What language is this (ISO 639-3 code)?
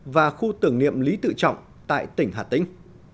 vie